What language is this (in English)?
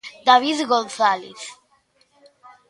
Galician